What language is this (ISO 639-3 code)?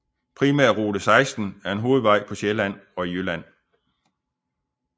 dan